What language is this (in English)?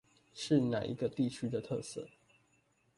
Chinese